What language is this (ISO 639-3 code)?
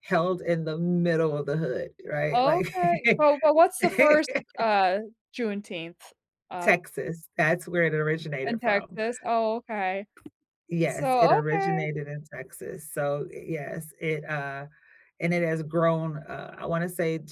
eng